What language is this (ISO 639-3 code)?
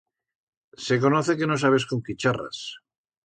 arg